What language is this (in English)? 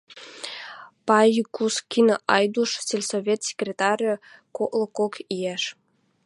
Western Mari